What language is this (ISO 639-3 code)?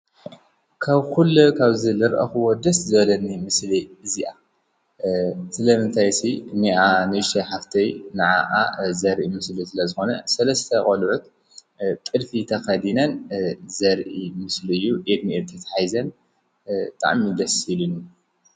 tir